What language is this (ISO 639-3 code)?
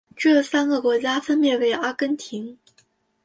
zho